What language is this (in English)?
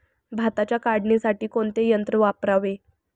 Marathi